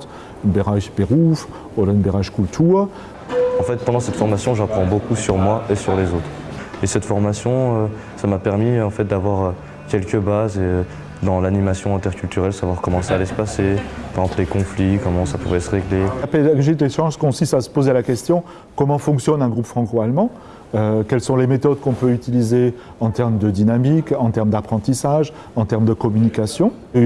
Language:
French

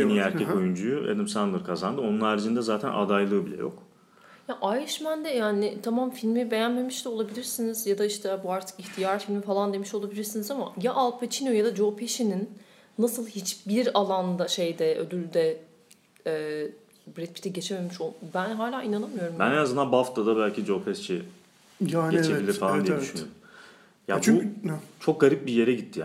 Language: Turkish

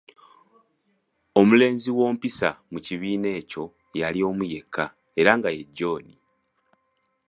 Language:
Ganda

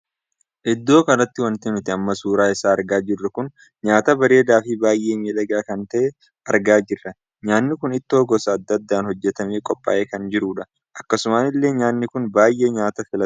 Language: Oromo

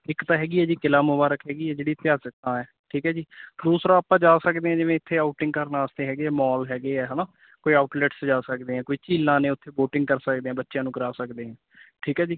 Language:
Punjabi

